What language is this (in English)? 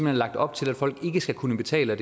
Danish